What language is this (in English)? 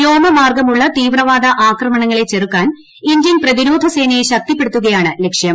Malayalam